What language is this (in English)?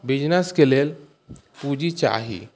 Maithili